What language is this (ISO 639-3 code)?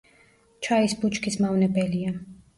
kat